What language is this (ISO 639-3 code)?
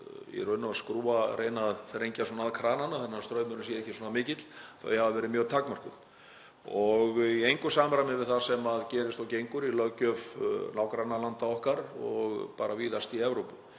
isl